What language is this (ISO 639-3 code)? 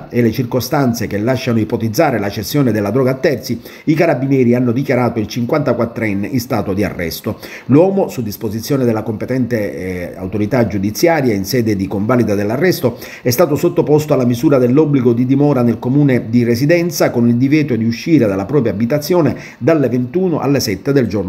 ita